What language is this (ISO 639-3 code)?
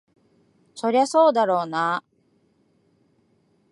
jpn